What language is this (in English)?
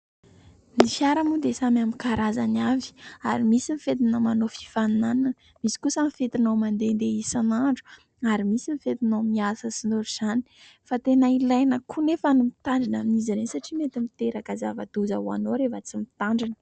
Malagasy